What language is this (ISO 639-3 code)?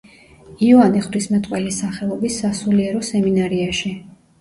kat